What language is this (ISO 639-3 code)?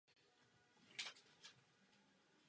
ces